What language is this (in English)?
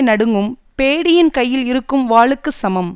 Tamil